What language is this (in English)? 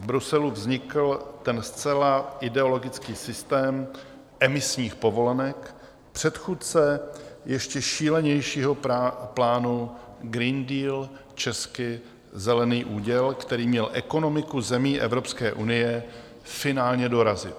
Czech